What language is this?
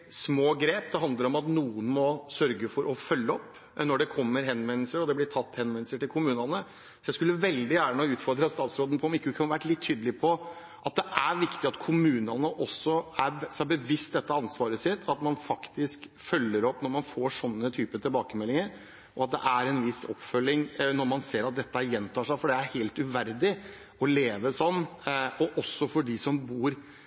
Norwegian Bokmål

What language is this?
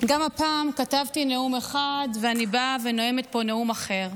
Hebrew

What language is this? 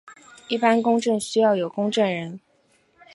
Chinese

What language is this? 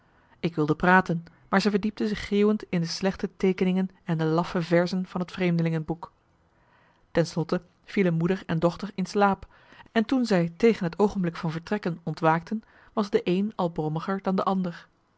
Dutch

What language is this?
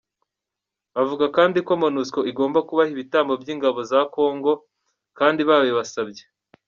Kinyarwanda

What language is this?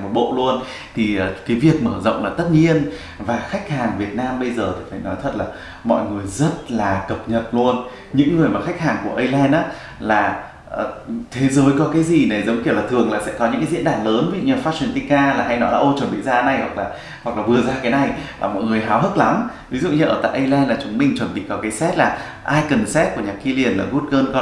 Vietnamese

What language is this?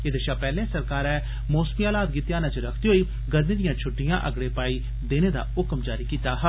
Dogri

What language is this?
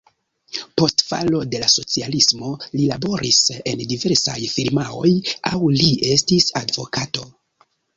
Esperanto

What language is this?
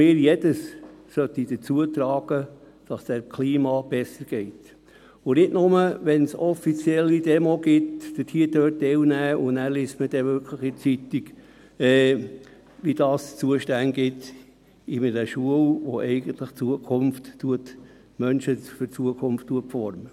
Swiss German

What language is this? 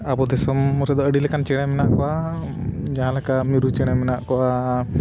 Santali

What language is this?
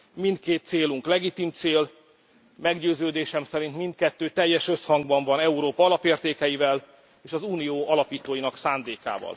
Hungarian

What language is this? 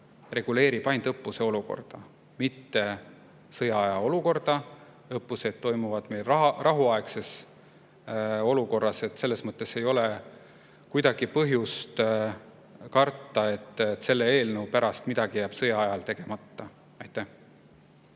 Estonian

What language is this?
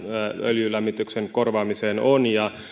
Finnish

